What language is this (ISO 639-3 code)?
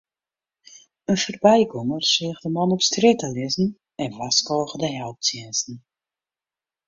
fry